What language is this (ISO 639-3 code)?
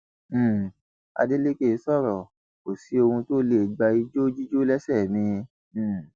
yor